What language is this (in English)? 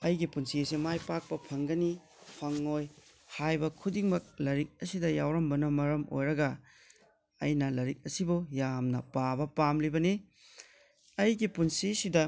Manipuri